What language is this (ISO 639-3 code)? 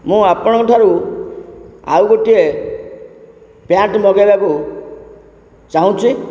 ori